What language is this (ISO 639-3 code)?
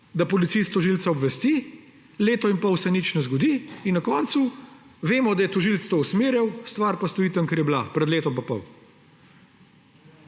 slv